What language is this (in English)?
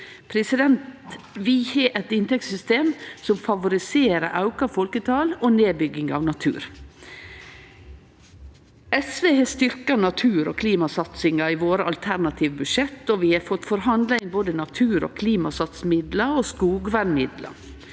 Norwegian